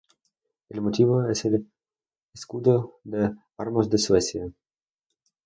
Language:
Spanish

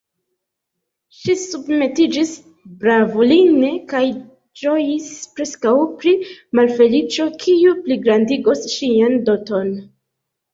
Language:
Esperanto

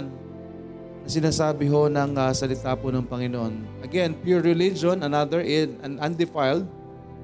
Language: Filipino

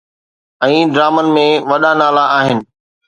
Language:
Sindhi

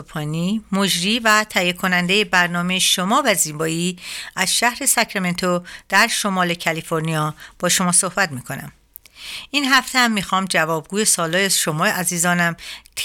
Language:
Persian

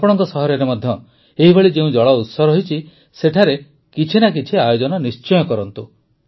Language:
Odia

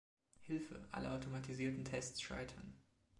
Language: German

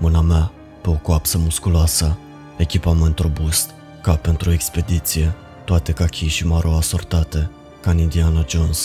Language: Romanian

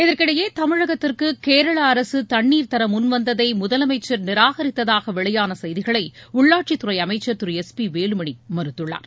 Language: Tamil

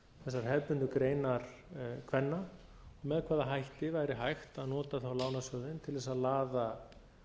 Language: Icelandic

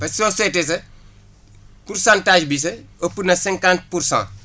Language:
Wolof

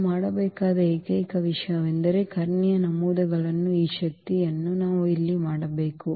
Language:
Kannada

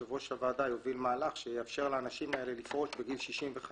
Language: Hebrew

